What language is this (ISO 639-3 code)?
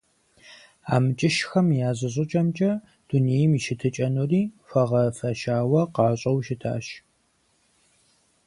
kbd